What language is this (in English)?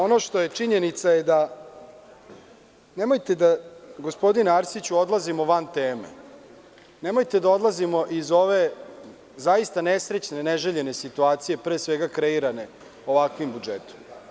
Serbian